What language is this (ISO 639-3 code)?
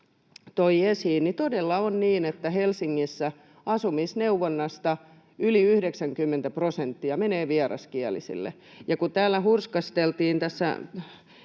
fin